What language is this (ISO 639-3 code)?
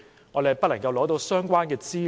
yue